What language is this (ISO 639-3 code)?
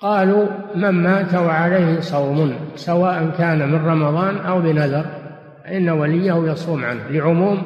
ara